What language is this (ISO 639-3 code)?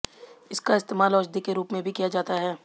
hin